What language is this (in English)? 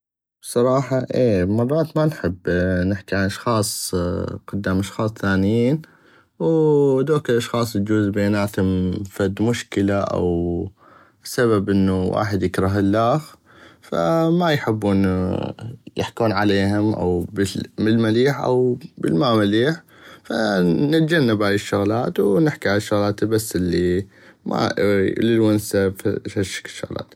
North Mesopotamian Arabic